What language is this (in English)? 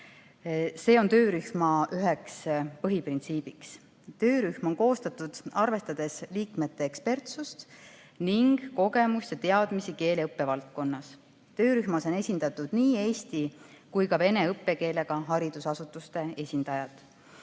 Estonian